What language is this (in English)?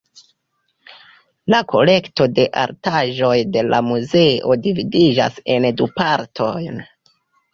Esperanto